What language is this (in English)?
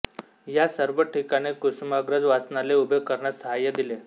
Marathi